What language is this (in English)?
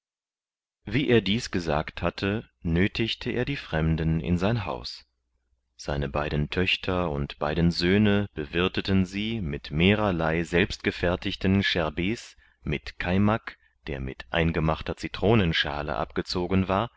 German